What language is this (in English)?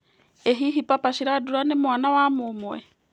Kikuyu